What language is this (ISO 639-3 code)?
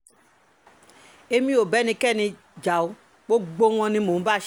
yor